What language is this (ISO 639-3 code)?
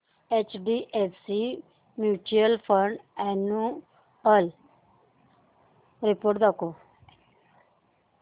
mar